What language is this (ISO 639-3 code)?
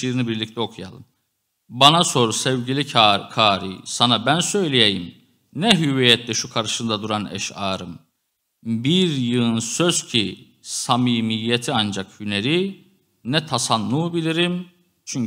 tur